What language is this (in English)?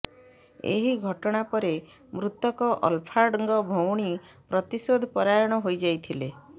Odia